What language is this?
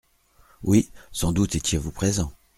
French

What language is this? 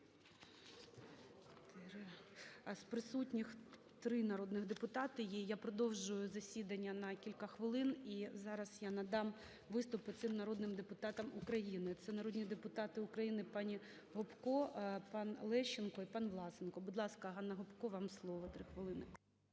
Ukrainian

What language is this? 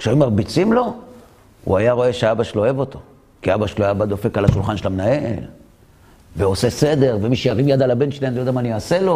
Hebrew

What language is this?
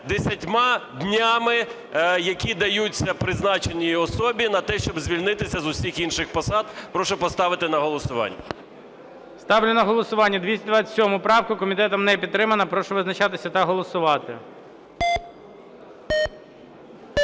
Ukrainian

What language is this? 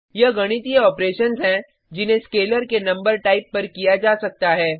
Hindi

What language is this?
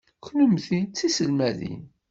Kabyle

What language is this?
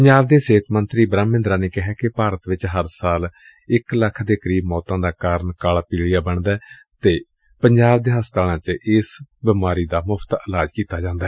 Punjabi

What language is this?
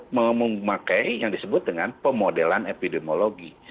Indonesian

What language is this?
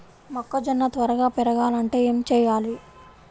Telugu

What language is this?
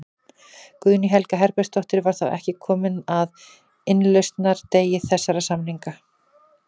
Icelandic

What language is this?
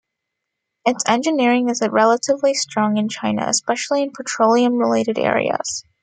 English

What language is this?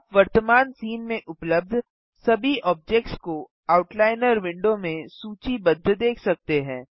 Hindi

